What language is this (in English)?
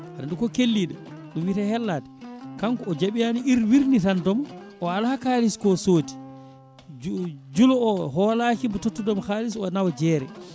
Fula